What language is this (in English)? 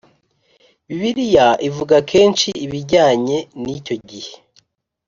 Kinyarwanda